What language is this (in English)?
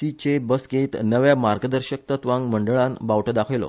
Konkani